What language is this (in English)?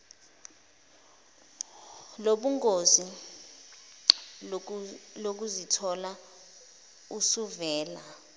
Zulu